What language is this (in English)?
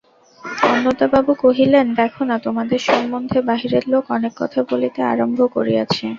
Bangla